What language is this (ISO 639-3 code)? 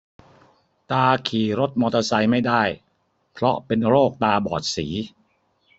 tha